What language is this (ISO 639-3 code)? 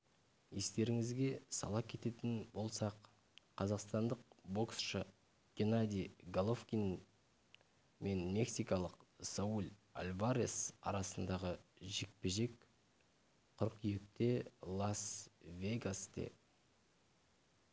kaz